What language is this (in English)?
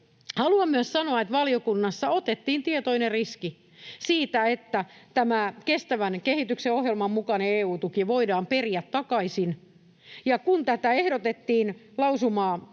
Finnish